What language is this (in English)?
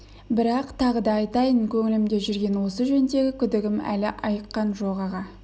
Kazakh